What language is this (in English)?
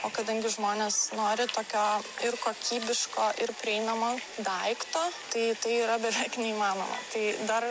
Lithuanian